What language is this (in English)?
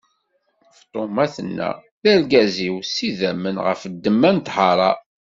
Kabyle